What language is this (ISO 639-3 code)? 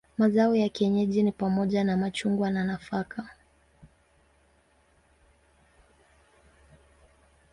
swa